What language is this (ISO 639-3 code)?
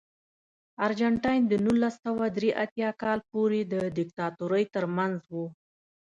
pus